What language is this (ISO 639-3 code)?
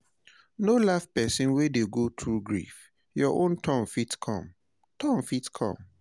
pcm